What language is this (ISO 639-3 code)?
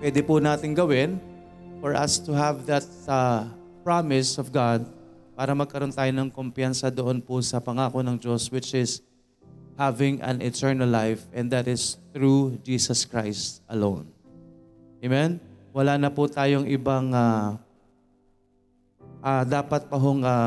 fil